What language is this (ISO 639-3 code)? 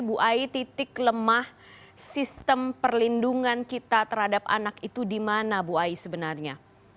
ind